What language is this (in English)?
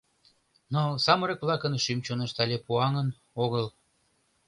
Mari